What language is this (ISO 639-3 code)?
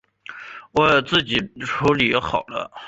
zho